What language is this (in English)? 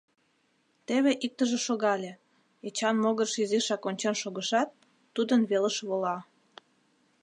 Mari